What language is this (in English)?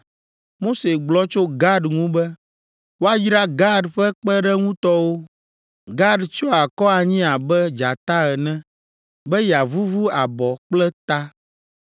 Ewe